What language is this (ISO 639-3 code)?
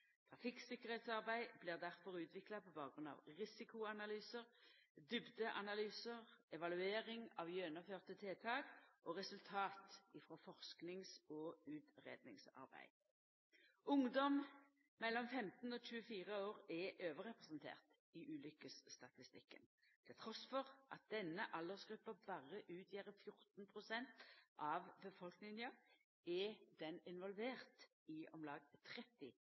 nno